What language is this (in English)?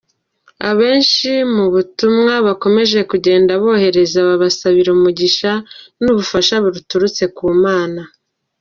Kinyarwanda